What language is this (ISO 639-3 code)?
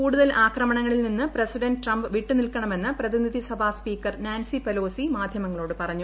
mal